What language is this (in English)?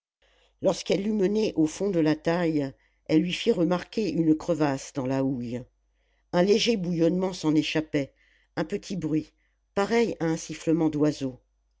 French